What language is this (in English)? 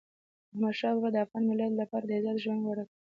Pashto